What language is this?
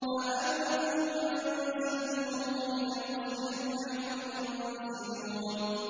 Arabic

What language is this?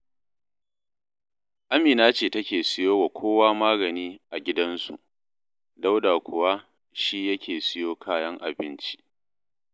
Hausa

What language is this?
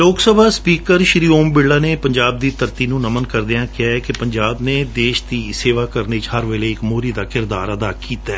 Punjabi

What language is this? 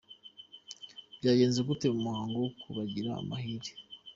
Kinyarwanda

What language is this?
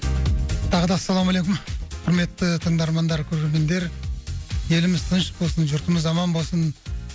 Kazakh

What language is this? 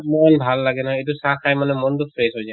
Assamese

